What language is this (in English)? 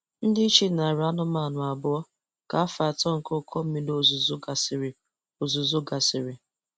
Igbo